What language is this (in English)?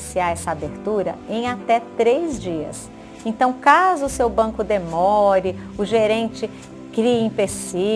Portuguese